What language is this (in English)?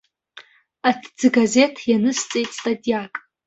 Abkhazian